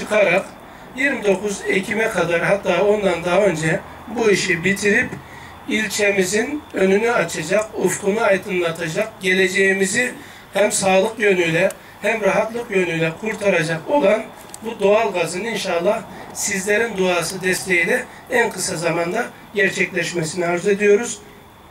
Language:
Turkish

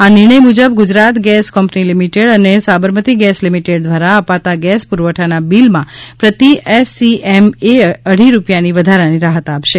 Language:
Gujarati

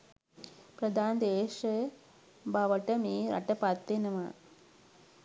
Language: Sinhala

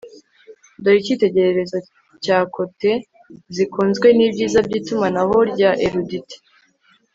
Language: Kinyarwanda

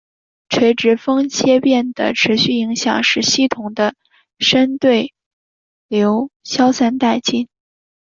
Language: Chinese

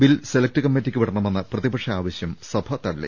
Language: Malayalam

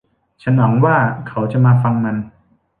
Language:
Thai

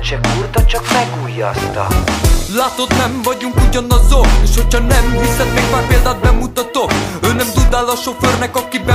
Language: Hungarian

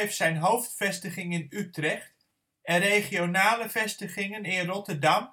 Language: Dutch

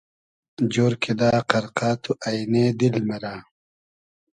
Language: Hazaragi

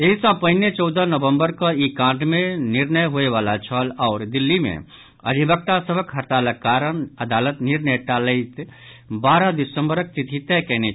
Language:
Maithili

